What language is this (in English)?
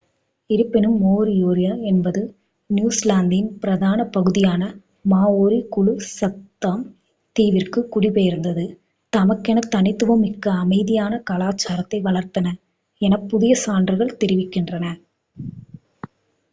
Tamil